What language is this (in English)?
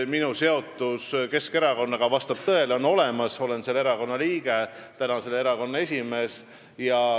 Estonian